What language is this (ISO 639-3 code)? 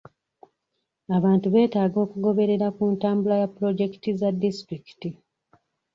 lug